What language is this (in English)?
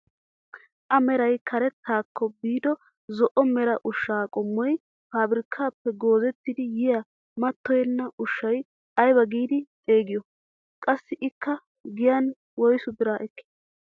Wolaytta